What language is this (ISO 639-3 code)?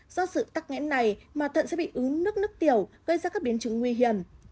vie